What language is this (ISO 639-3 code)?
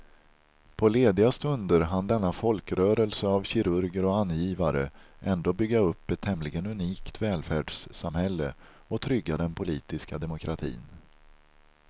swe